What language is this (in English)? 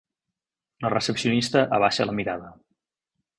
Catalan